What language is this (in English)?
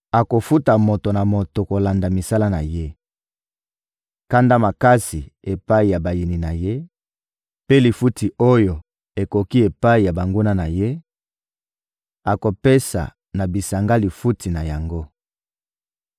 Lingala